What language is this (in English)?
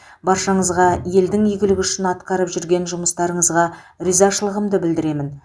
Kazakh